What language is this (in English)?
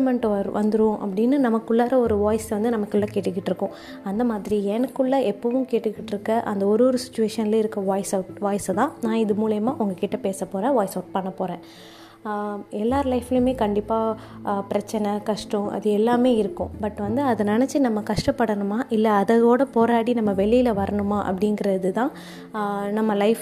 Tamil